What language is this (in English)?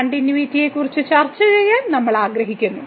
Malayalam